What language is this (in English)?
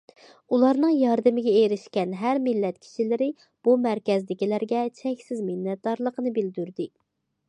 Uyghur